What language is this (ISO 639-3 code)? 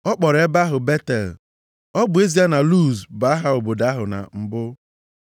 ibo